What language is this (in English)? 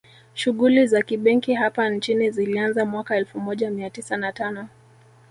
Swahili